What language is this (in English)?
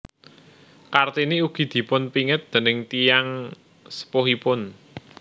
Javanese